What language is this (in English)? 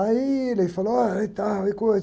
Portuguese